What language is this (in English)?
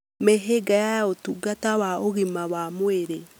Kikuyu